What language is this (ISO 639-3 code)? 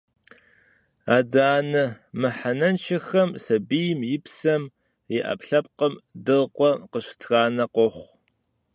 kbd